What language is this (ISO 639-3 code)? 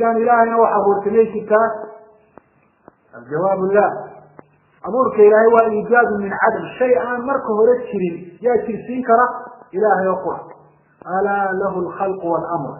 ara